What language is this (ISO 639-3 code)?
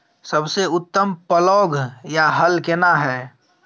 mai